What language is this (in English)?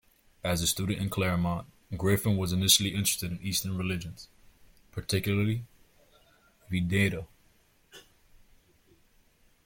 English